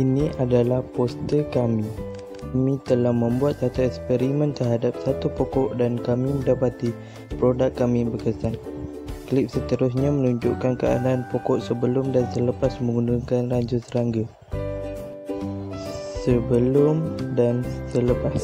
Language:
Malay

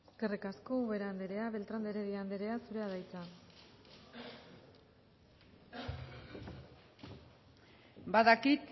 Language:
Basque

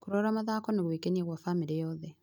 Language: Kikuyu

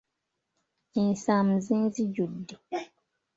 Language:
Ganda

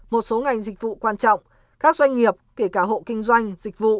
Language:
Vietnamese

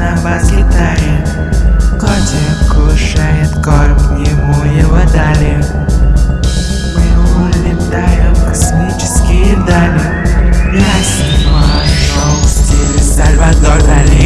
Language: Russian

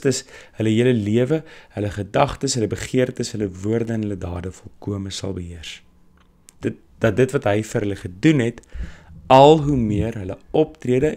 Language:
Dutch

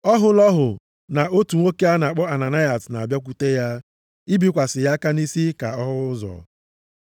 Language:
Igbo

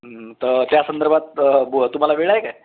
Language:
Marathi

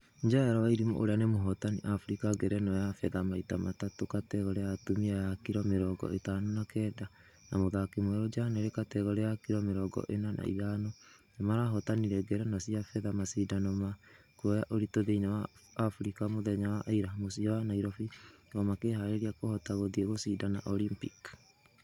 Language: Kikuyu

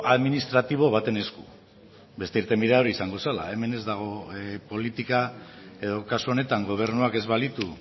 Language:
Basque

